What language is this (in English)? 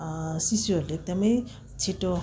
Nepali